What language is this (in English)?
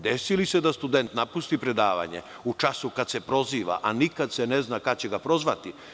Serbian